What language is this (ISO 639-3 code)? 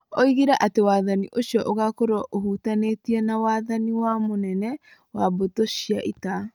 kik